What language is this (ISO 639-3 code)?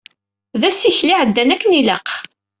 kab